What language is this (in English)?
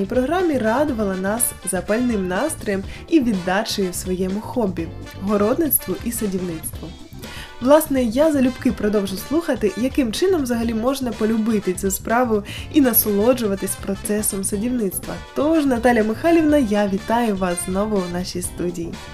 Ukrainian